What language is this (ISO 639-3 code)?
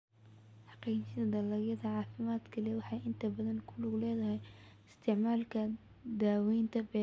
som